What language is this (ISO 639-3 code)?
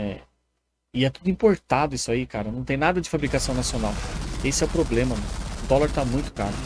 por